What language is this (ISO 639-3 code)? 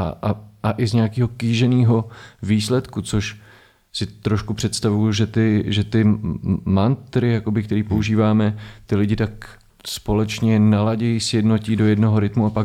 ces